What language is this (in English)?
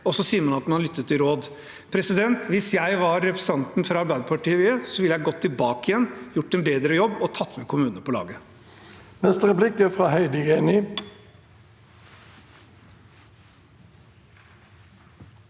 Norwegian